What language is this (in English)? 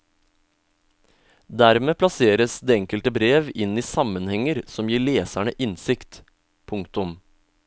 Norwegian